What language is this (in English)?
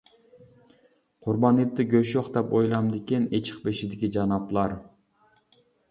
Uyghur